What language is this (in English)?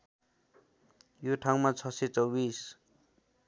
Nepali